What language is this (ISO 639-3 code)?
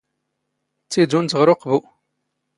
zgh